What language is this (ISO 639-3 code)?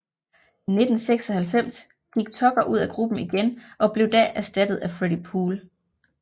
dan